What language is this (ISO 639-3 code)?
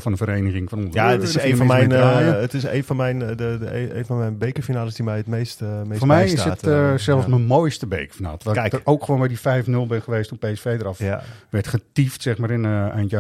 nld